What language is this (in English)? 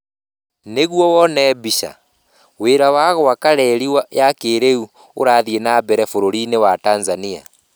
Kikuyu